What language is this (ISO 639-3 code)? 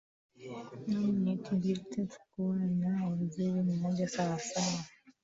swa